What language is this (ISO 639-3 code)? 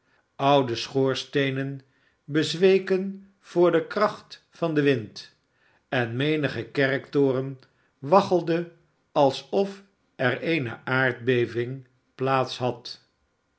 nld